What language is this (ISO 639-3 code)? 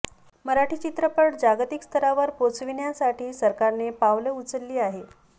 mar